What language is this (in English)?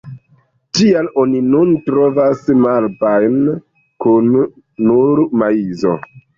Esperanto